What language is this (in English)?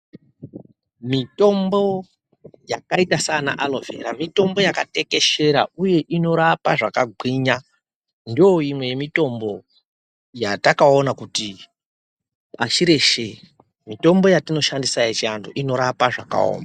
Ndau